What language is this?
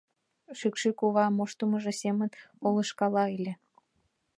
Mari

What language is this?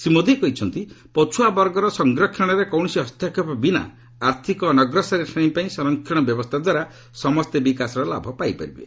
Odia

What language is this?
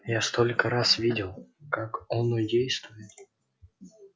Russian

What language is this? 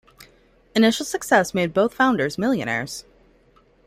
English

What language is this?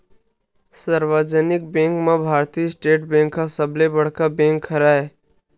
Chhattisgarhi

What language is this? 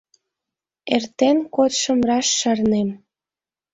Mari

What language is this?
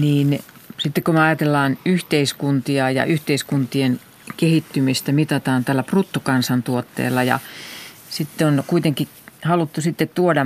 Finnish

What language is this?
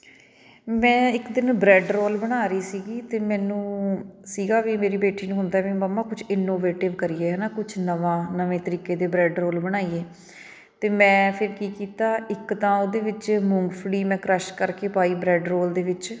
Punjabi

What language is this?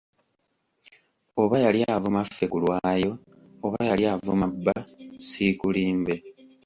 Ganda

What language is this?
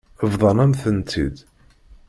Kabyle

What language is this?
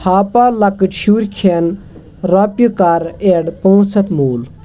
Kashmiri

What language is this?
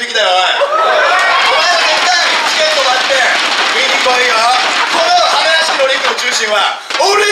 Japanese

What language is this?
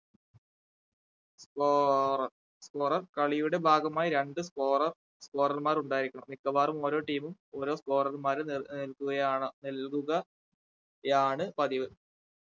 Malayalam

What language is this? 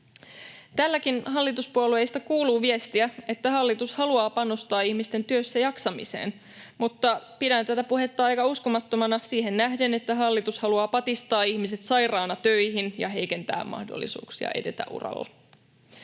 Finnish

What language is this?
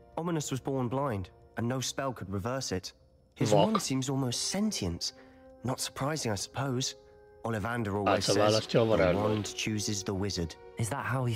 Hungarian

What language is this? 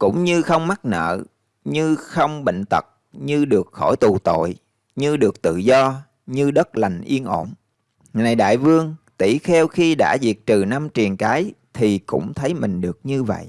Vietnamese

